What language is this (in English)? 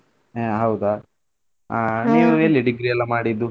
Kannada